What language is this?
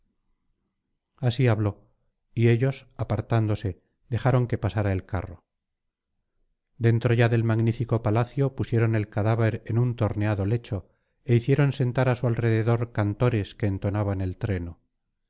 Spanish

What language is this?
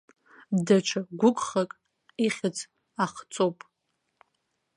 Abkhazian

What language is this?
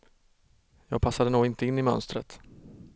Swedish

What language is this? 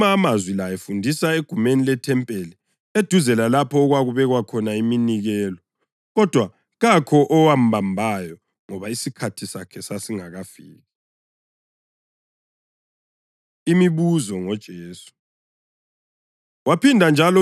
North Ndebele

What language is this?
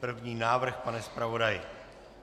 Czech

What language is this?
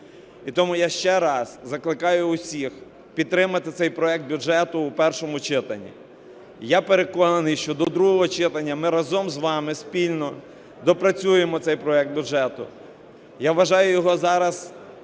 Ukrainian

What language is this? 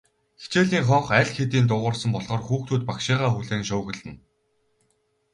Mongolian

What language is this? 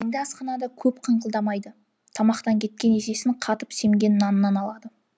Kazakh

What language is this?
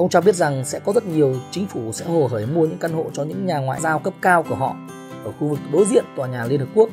Vietnamese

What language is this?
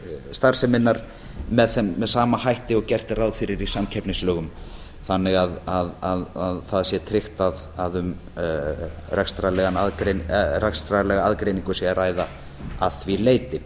Icelandic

